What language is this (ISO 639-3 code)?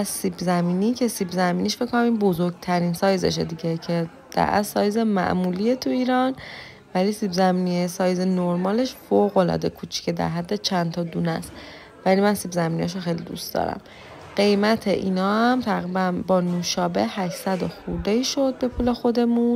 fas